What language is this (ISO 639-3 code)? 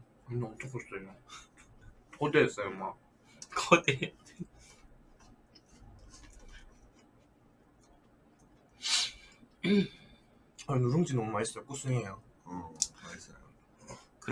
kor